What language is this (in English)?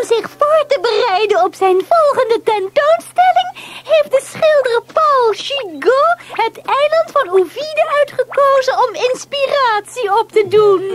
Dutch